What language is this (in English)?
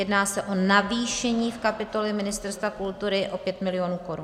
Czech